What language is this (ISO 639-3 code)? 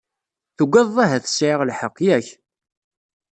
kab